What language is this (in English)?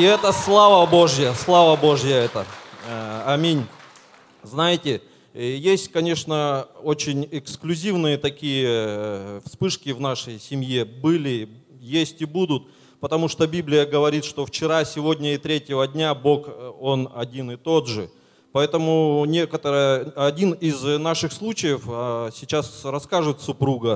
Russian